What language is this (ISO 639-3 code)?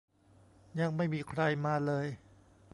tha